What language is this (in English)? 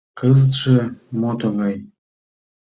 Mari